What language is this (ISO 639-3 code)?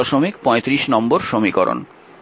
ben